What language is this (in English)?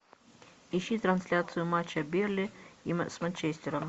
Russian